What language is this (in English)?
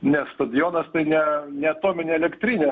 Lithuanian